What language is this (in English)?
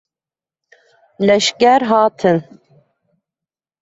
Kurdish